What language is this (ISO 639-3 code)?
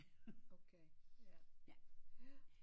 dan